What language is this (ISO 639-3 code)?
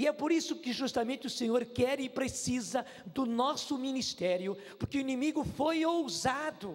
por